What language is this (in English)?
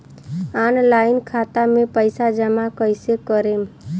Bhojpuri